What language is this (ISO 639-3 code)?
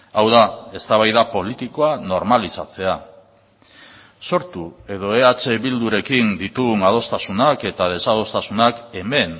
eus